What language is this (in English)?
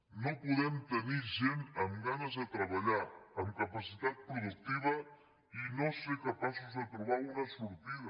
Catalan